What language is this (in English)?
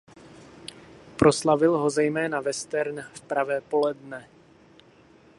Czech